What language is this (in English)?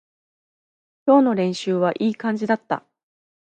Japanese